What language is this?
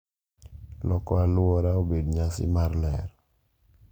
Luo (Kenya and Tanzania)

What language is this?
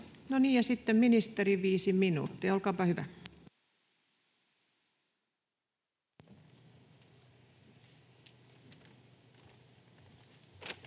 Finnish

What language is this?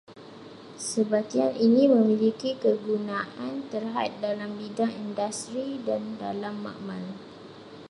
Malay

